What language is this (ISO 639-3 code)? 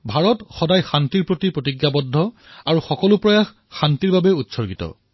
asm